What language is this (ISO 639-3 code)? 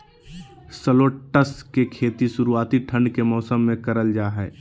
mag